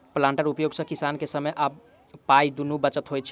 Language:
Maithili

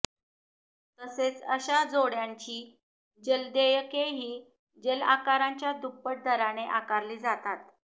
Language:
Marathi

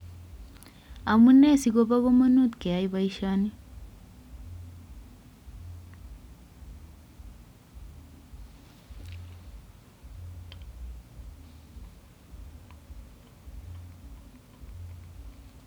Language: Kalenjin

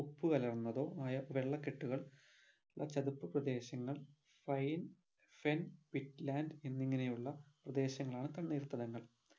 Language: Malayalam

